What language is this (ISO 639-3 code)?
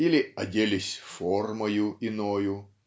rus